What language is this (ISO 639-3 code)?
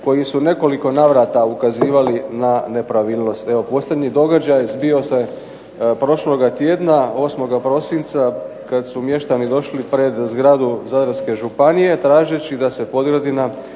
hrv